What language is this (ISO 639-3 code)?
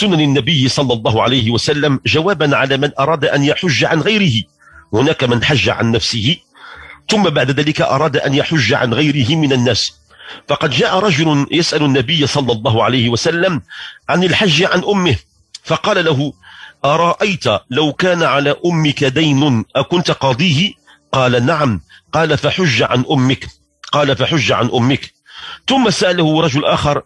ara